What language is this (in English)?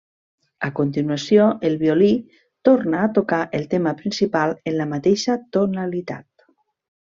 Catalan